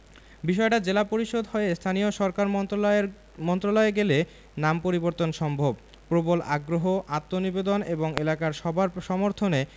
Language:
Bangla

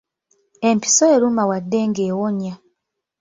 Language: Ganda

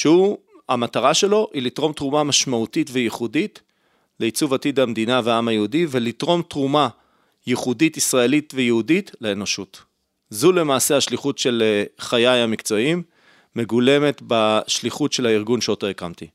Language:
Hebrew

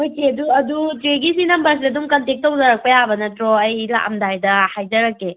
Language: Manipuri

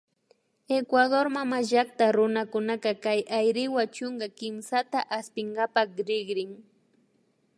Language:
Imbabura Highland Quichua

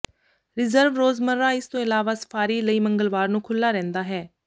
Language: Punjabi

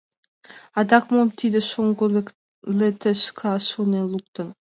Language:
Mari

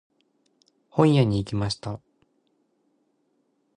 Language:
Japanese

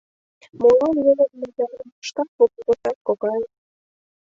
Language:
Mari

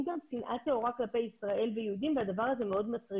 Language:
Hebrew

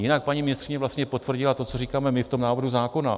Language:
Czech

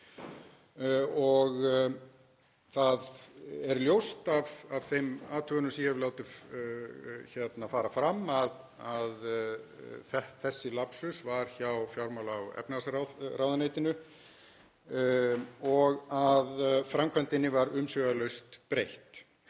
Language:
Icelandic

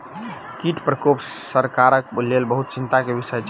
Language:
Maithili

